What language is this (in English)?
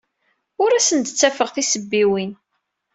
Kabyle